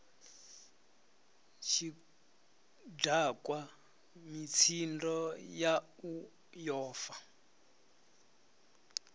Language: Venda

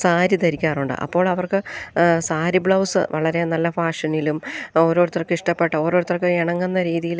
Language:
Malayalam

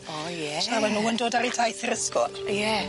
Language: Welsh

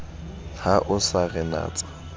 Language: Southern Sotho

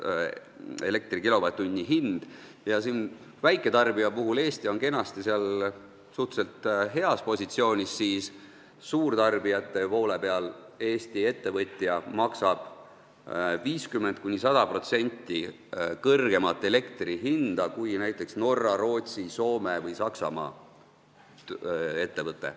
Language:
Estonian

